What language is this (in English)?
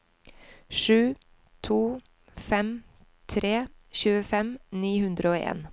Norwegian